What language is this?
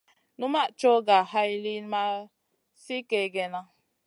Masana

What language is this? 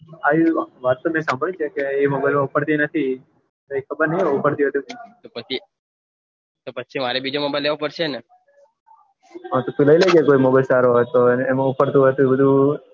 Gujarati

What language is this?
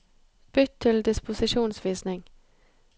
Norwegian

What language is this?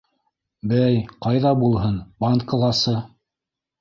Bashkir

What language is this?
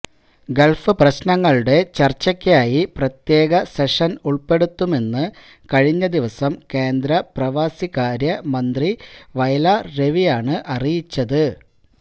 Malayalam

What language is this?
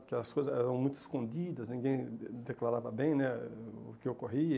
Portuguese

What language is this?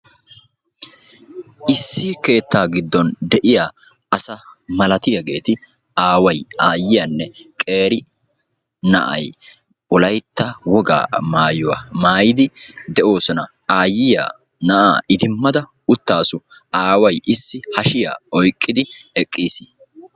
Wolaytta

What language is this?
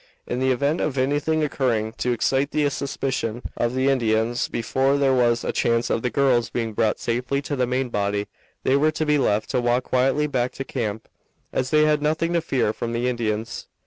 English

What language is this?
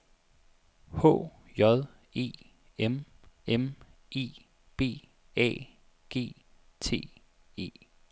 Danish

